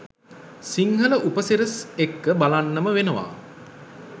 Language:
Sinhala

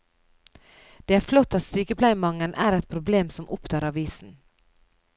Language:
Norwegian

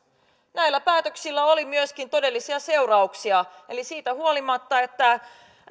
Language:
Finnish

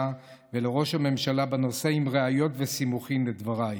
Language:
Hebrew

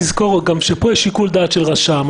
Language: Hebrew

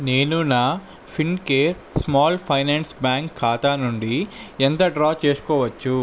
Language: Telugu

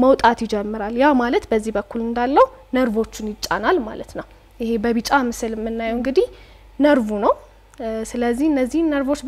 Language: Arabic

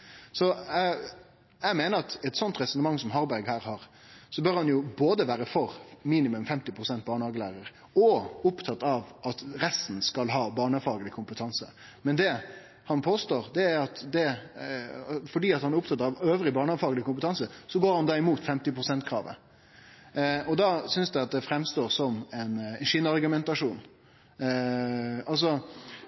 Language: Norwegian Nynorsk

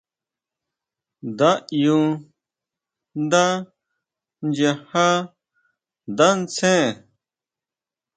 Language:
Huautla Mazatec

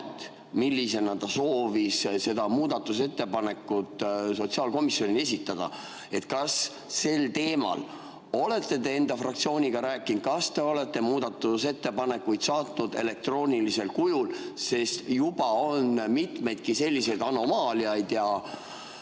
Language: Estonian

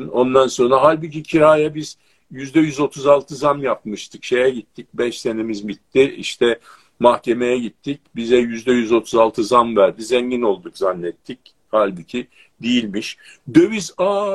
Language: Turkish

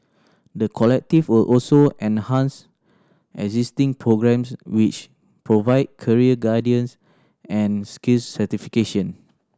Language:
English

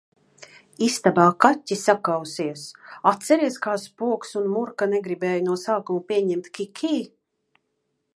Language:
Latvian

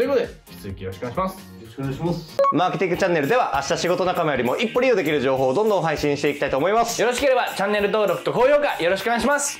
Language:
Japanese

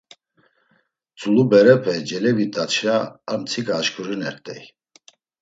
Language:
Laz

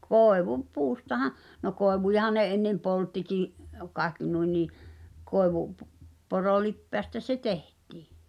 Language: Finnish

